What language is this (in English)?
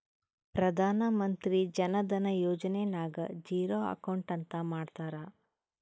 Kannada